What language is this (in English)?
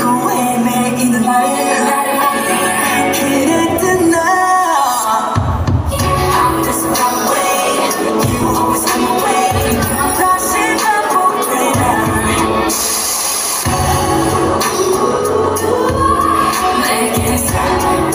Indonesian